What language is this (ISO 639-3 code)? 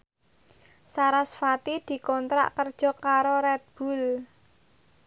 jav